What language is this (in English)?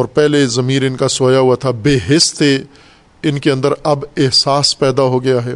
Urdu